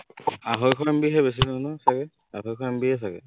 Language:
Assamese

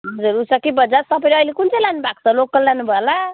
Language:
Nepali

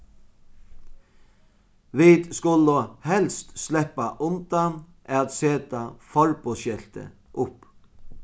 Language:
Faroese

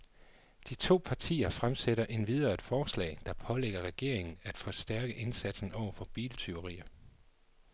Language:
Danish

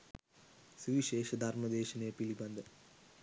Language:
Sinhala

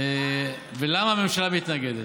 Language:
Hebrew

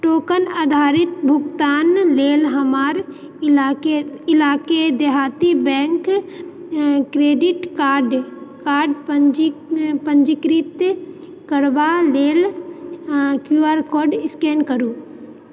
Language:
Maithili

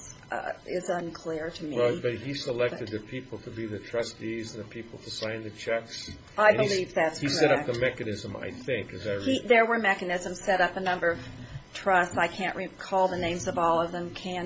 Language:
English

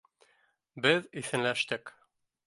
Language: Bashkir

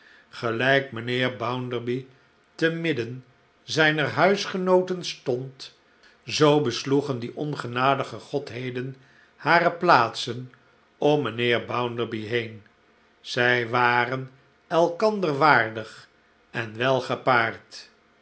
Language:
Dutch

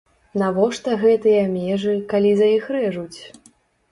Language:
Belarusian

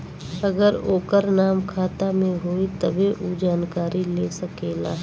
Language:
Bhojpuri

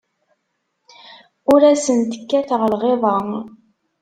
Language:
Kabyle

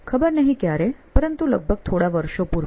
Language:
Gujarati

